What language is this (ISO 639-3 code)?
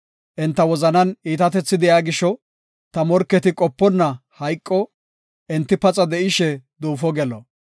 gof